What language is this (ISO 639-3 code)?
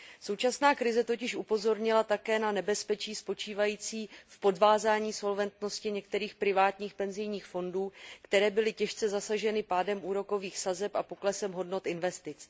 ces